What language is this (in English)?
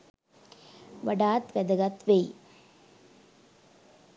Sinhala